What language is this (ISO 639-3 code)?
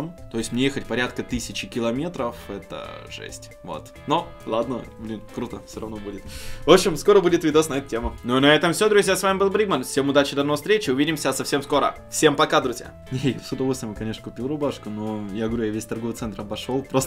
rus